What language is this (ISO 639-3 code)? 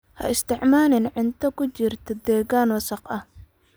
som